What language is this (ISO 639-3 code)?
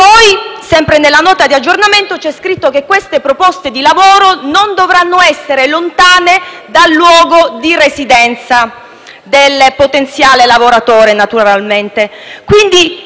ita